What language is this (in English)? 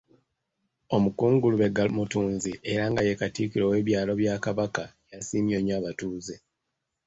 Ganda